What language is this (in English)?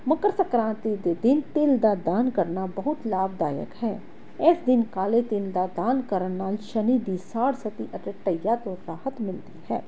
Punjabi